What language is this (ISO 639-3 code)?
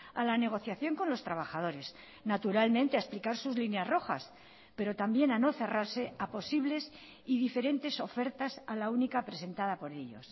spa